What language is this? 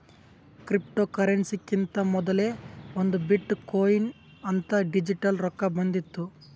Kannada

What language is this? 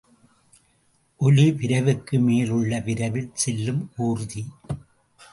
Tamil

